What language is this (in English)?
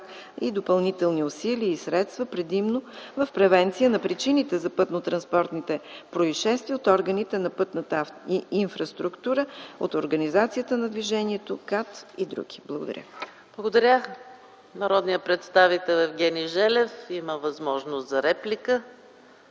Bulgarian